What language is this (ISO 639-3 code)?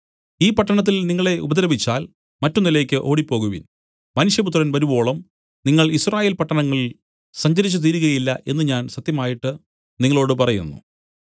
mal